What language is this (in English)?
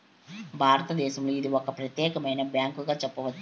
Telugu